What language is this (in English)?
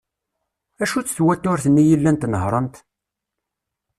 Kabyle